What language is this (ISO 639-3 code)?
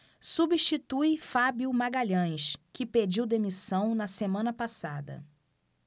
por